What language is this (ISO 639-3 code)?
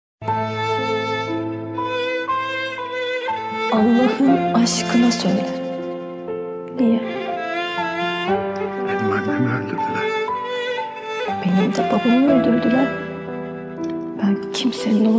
tur